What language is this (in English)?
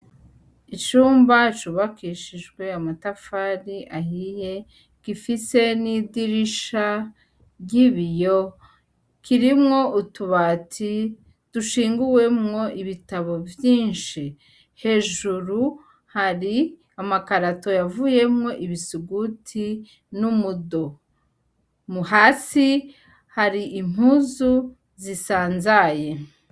Rundi